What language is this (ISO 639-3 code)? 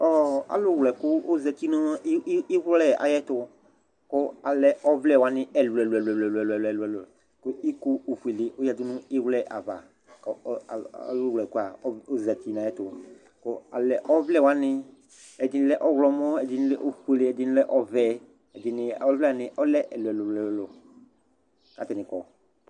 kpo